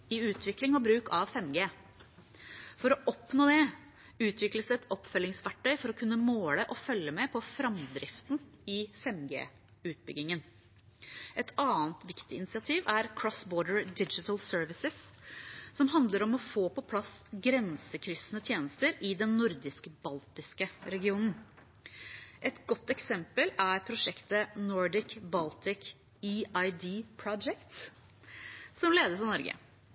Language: Norwegian Bokmål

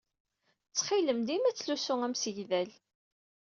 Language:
Kabyle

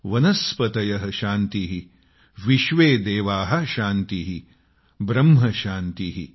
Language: Marathi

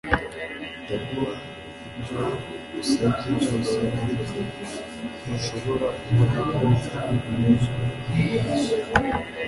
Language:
Kinyarwanda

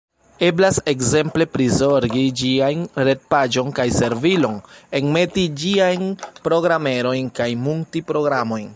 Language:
Esperanto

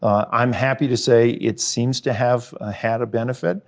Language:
English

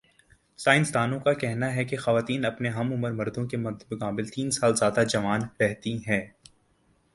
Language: Urdu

